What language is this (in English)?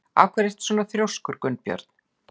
Icelandic